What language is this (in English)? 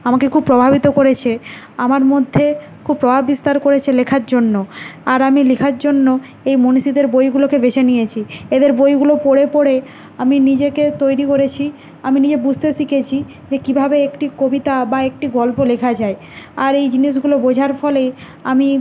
Bangla